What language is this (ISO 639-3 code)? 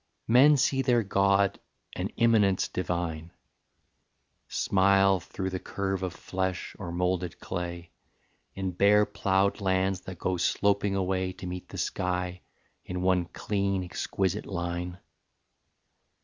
eng